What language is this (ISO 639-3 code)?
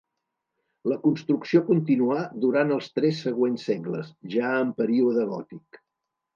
cat